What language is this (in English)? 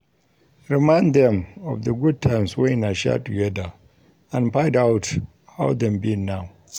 Nigerian Pidgin